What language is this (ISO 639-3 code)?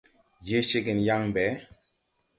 tui